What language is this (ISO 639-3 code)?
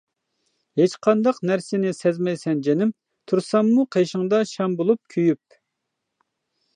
uig